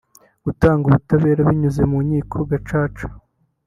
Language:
Kinyarwanda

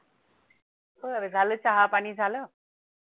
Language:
Marathi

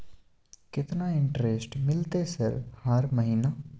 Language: Maithili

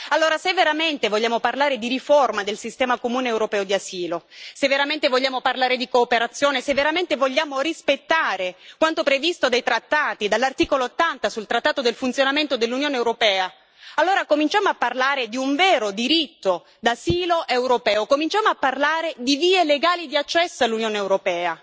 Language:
Italian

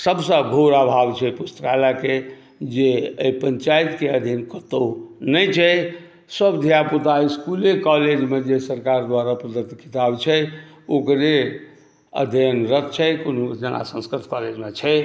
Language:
Maithili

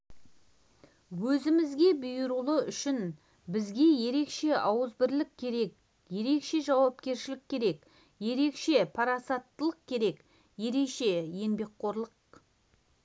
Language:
Kazakh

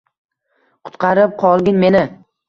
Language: Uzbek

